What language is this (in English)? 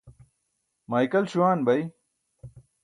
Burushaski